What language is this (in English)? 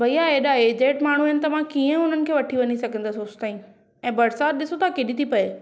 Sindhi